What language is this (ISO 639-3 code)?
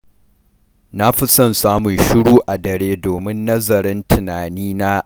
hau